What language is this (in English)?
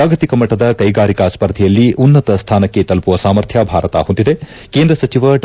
Kannada